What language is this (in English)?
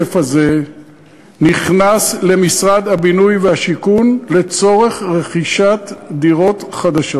Hebrew